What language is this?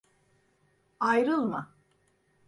Turkish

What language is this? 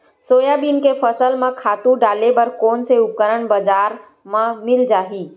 Chhattisgarhi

